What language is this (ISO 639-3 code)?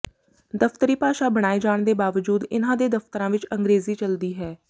pan